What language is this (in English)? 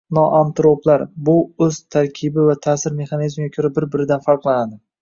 Uzbek